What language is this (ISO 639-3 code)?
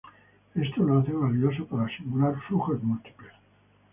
spa